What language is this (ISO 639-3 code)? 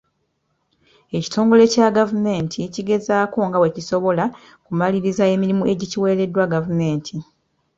lug